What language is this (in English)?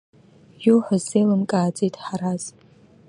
Abkhazian